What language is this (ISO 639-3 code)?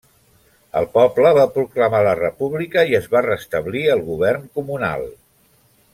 cat